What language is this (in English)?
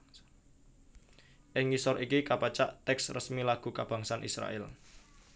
Javanese